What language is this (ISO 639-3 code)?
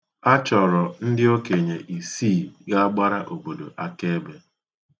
ibo